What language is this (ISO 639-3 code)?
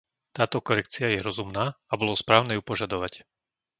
slk